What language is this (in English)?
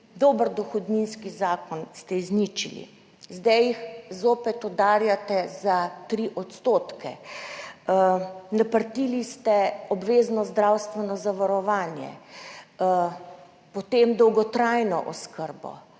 Slovenian